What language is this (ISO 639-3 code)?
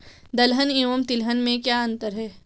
hin